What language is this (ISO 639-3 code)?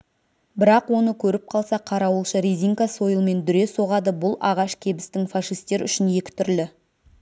kaz